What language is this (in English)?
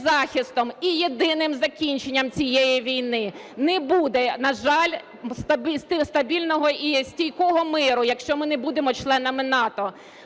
Ukrainian